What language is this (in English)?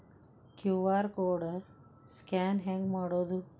Kannada